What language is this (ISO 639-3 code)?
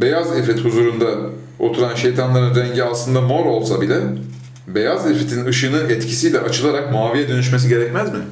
tur